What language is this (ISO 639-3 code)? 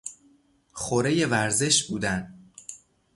fas